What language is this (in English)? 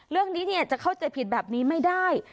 Thai